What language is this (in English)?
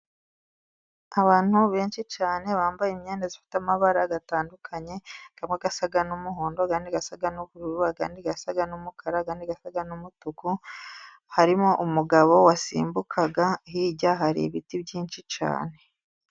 Kinyarwanda